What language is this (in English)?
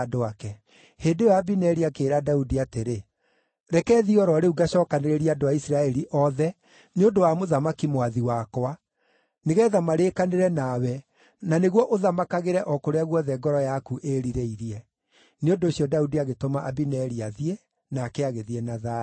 Kikuyu